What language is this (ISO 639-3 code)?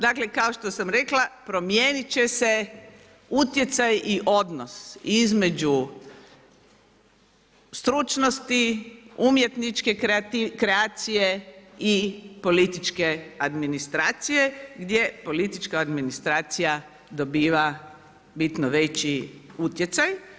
hrv